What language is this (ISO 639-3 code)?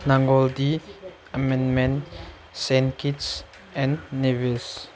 mni